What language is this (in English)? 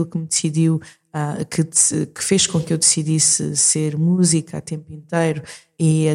Portuguese